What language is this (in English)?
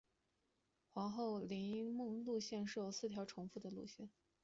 Chinese